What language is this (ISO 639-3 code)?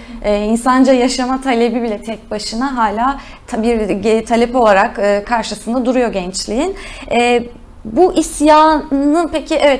tur